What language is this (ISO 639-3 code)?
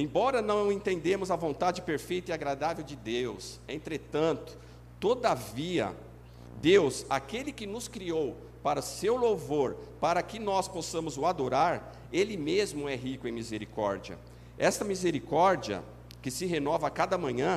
por